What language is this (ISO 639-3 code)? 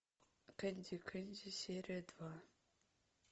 rus